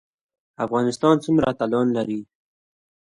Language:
Pashto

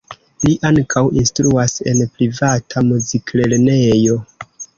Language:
Esperanto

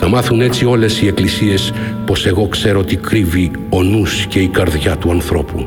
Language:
Greek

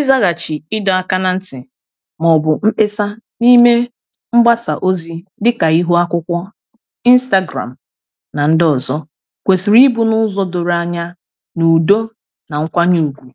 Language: Igbo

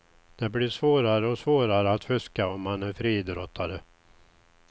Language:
Swedish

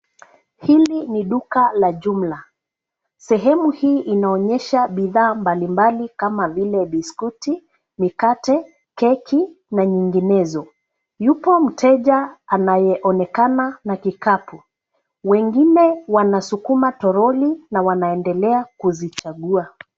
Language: Swahili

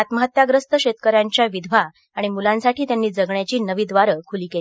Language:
Marathi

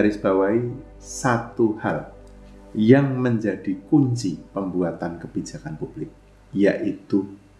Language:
Indonesian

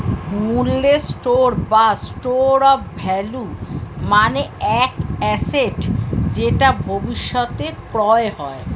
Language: Bangla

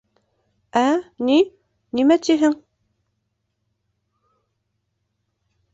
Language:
Bashkir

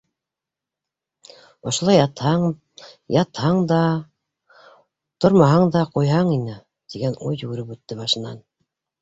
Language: Bashkir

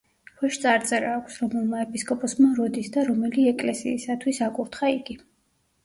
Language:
Georgian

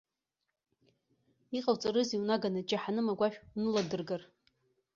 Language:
Abkhazian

